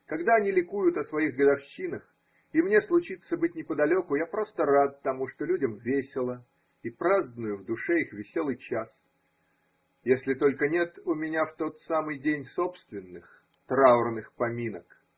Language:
Russian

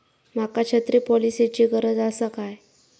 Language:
Marathi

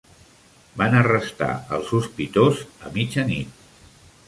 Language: Catalan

